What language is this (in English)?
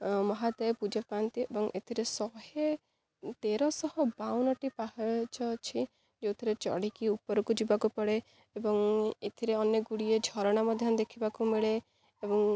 Odia